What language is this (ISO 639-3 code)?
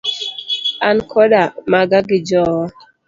luo